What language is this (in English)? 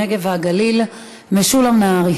Hebrew